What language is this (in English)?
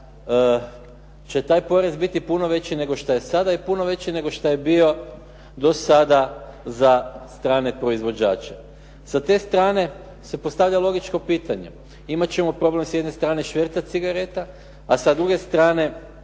Croatian